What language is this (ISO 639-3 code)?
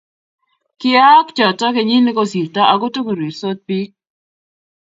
kln